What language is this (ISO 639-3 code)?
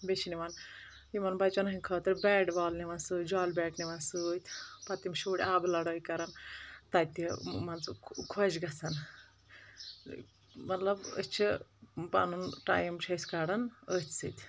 kas